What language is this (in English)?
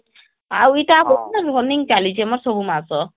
Odia